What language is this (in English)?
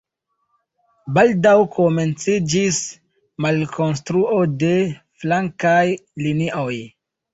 Esperanto